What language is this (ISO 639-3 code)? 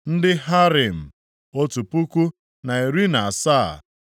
ibo